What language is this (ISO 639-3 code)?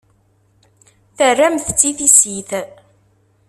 kab